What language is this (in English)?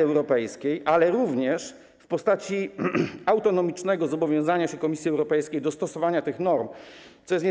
Polish